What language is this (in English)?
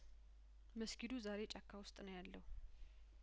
Amharic